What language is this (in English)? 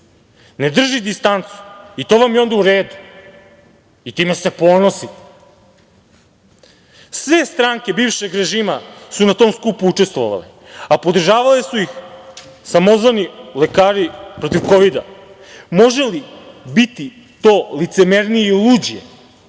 Serbian